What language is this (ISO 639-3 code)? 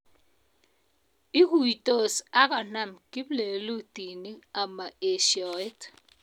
kln